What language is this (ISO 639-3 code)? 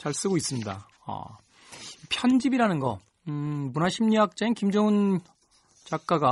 kor